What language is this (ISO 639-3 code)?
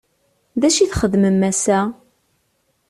kab